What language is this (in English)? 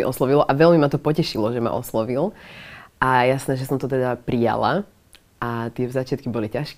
Slovak